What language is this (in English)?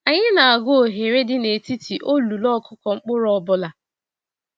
Igbo